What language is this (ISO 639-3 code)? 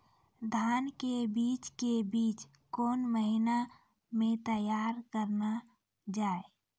mai